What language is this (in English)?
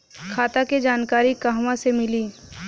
Bhojpuri